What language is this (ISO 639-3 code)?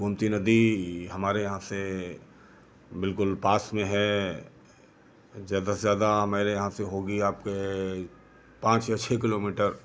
hin